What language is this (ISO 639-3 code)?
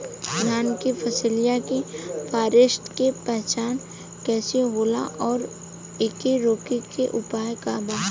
bho